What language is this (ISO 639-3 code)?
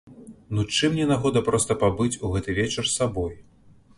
bel